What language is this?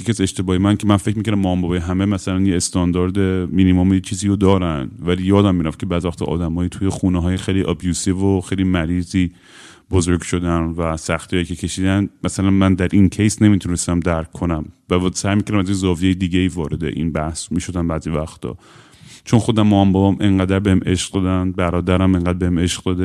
Persian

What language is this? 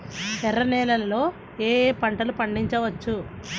Telugu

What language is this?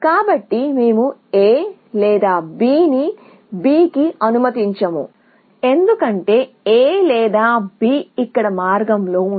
Telugu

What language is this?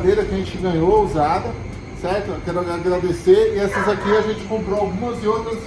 Portuguese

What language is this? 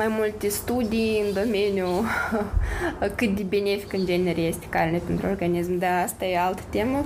Romanian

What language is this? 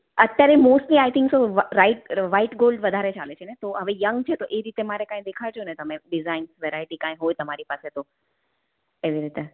Gujarati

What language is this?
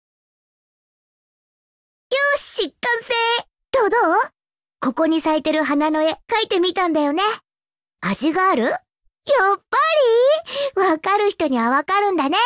Japanese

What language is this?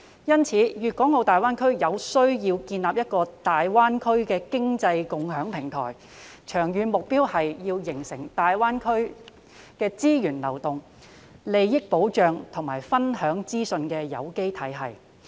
Cantonese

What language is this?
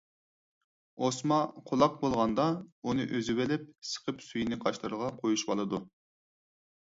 Uyghur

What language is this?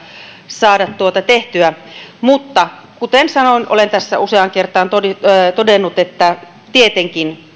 Finnish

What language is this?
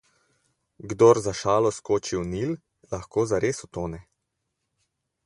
Slovenian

